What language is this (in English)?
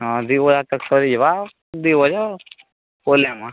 Odia